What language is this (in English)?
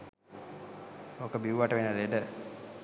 Sinhala